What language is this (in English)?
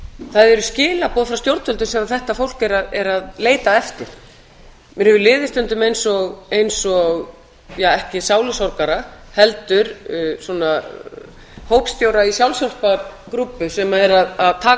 Icelandic